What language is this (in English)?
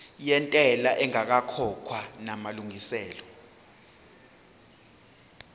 Zulu